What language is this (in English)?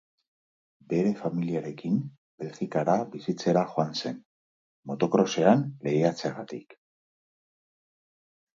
Basque